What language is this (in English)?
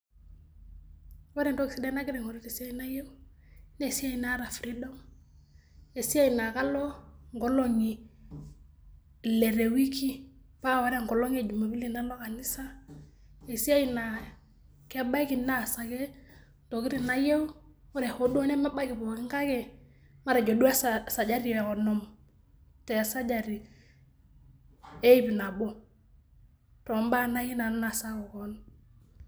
Masai